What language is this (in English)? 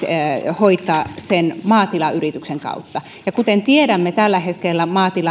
Finnish